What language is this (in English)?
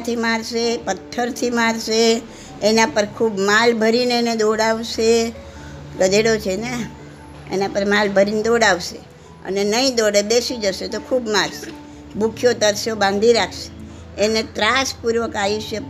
Gujarati